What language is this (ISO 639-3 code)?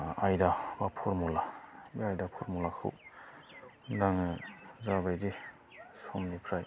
brx